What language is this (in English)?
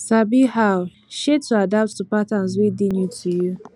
Nigerian Pidgin